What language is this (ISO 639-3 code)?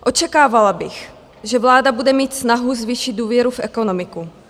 ces